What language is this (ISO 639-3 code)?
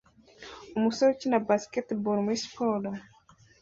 kin